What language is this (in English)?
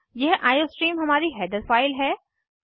Hindi